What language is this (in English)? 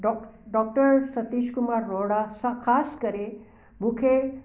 Sindhi